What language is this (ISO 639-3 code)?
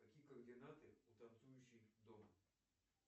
rus